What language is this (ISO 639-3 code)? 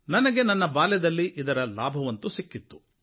kan